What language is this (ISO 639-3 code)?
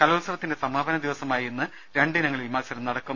mal